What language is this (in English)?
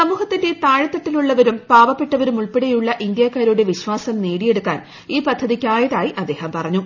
Malayalam